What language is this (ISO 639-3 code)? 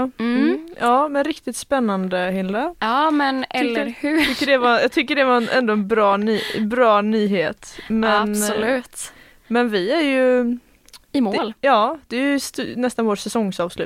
swe